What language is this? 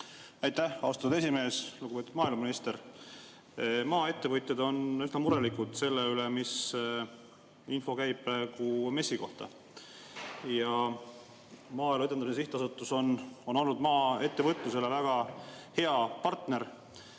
Estonian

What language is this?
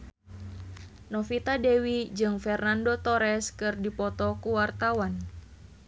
Sundanese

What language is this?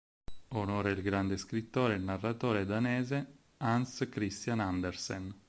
Italian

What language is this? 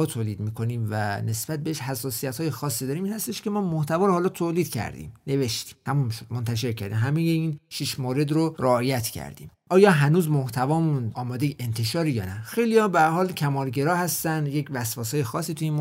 Persian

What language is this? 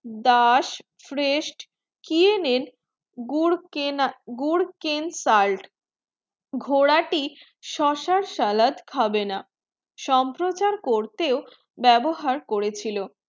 Bangla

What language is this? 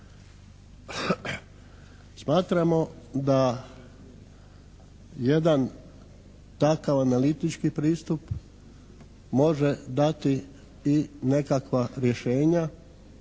Croatian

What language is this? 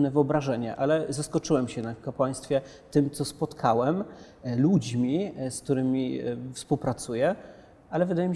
Polish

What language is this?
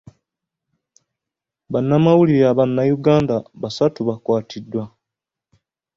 Ganda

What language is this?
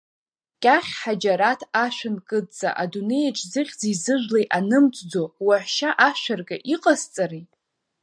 Abkhazian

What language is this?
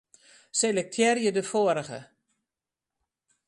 Western Frisian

